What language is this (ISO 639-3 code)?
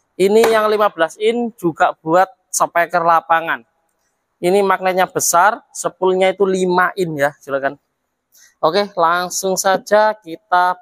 ind